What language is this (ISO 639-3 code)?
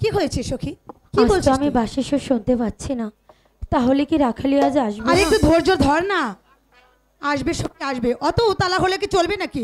tha